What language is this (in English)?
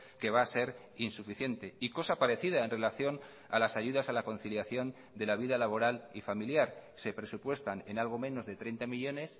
Spanish